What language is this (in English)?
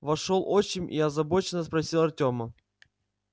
Russian